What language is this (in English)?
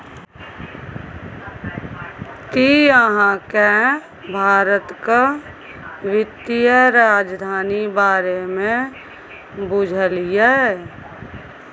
Maithili